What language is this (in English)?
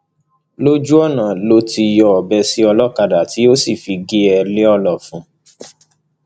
Yoruba